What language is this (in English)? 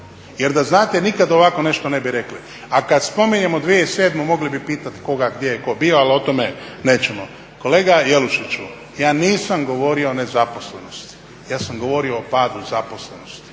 Croatian